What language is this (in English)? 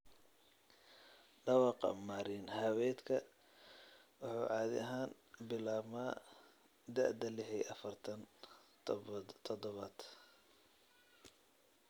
Somali